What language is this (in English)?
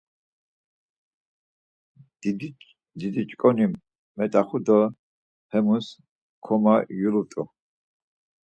Laz